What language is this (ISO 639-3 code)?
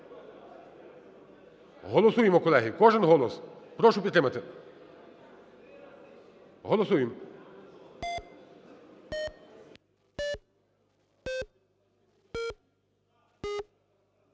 ukr